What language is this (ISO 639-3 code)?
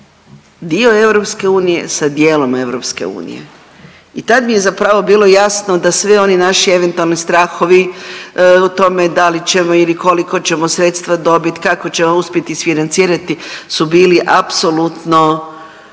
hrv